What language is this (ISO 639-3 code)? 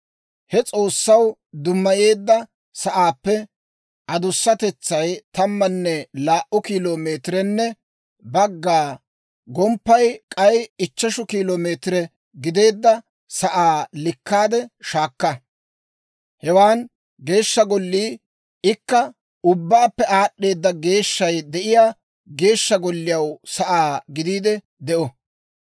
dwr